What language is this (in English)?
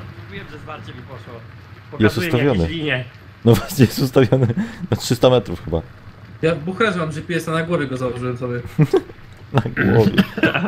Polish